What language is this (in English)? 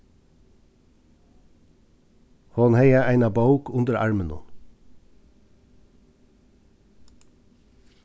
Faroese